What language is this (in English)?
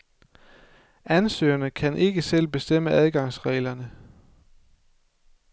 Danish